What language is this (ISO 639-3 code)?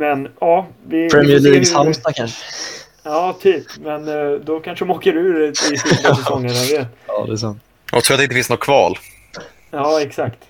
swe